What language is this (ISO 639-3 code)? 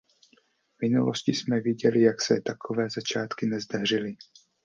ces